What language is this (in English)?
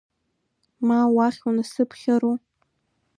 Abkhazian